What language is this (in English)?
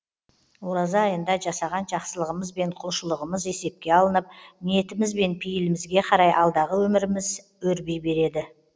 Kazakh